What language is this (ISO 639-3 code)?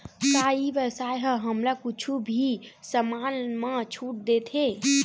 hne